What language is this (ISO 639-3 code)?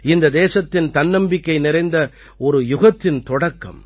tam